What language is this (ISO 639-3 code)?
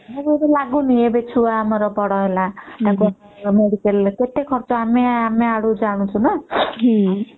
ori